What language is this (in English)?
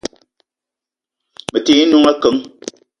Eton (Cameroon)